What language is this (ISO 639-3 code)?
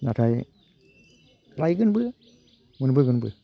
brx